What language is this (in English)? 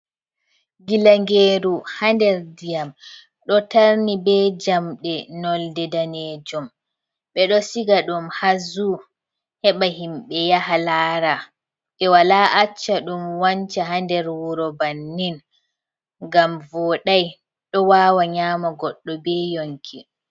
Fula